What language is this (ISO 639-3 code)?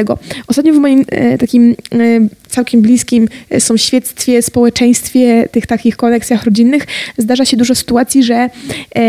pol